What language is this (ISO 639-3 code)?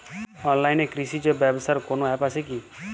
ben